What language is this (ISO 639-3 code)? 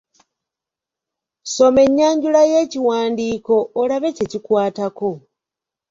lug